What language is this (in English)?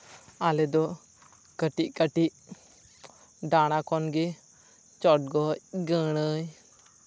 Santali